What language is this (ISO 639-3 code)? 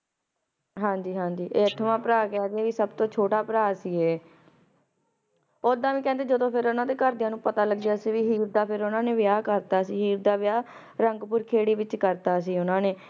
pan